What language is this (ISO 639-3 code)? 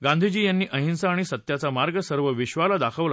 mar